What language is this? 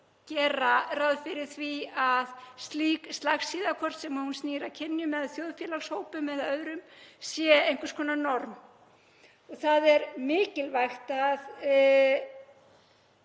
Icelandic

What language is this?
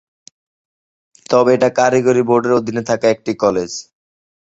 Bangla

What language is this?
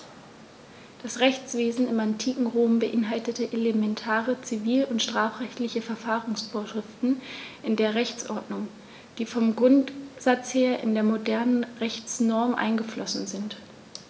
German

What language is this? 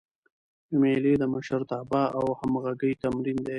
Pashto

